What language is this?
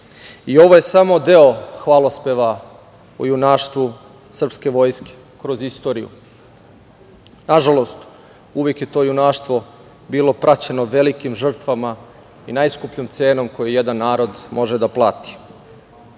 Serbian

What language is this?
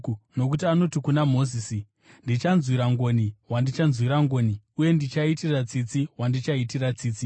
Shona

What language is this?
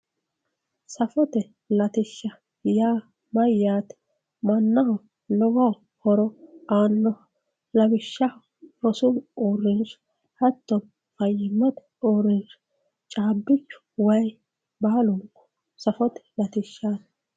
Sidamo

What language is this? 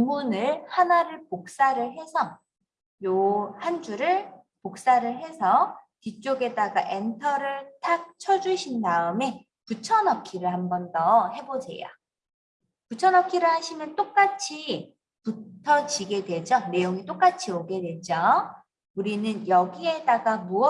Korean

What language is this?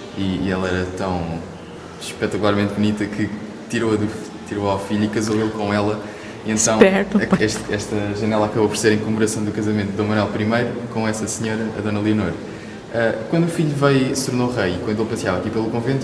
Portuguese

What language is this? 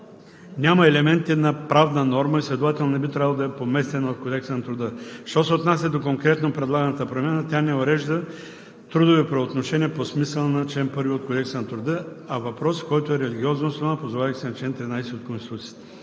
Bulgarian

